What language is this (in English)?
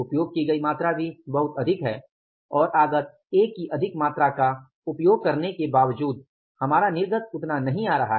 Hindi